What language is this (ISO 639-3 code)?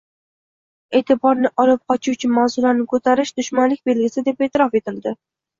uzb